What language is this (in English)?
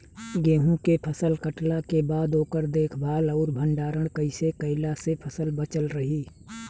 Bhojpuri